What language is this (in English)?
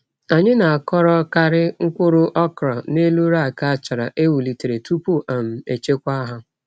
Igbo